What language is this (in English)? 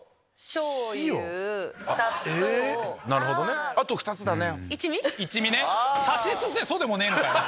Japanese